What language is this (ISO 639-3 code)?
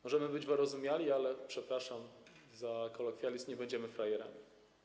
pol